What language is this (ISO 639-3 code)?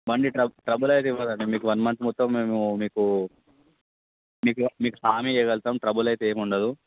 tel